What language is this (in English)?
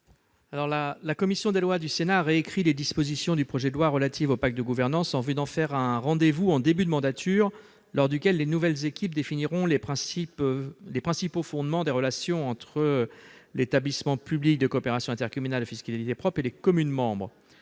French